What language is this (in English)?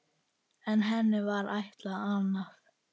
Icelandic